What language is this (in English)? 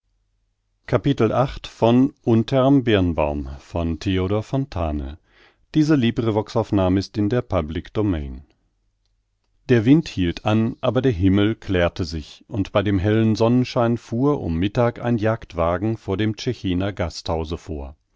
German